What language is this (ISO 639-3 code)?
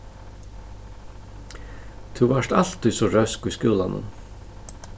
fao